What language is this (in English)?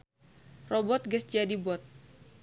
Sundanese